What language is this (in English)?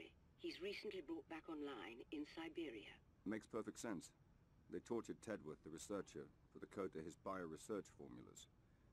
Polish